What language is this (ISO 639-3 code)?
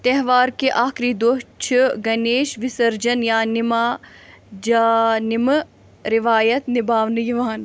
kas